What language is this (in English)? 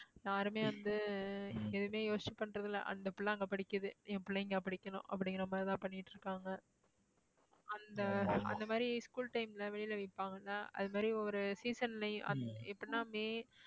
Tamil